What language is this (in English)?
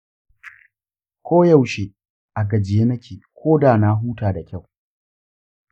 Hausa